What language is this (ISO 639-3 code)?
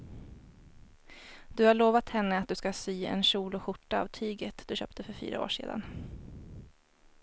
swe